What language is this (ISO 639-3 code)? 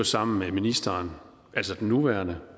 dan